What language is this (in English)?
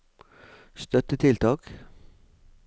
Norwegian